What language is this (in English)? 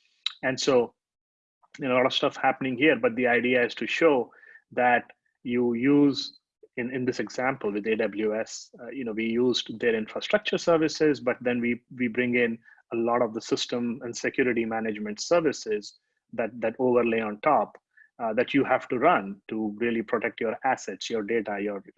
English